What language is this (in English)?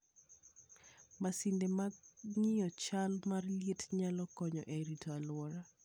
Luo (Kenya and Tanzania)